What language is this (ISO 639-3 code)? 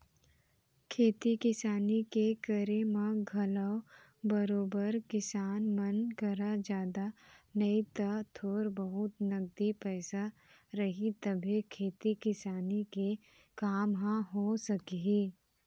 hne